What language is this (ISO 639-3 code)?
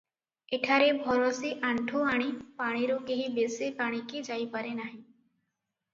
ori